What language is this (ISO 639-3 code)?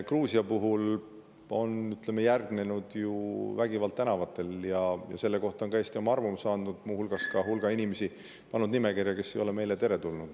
est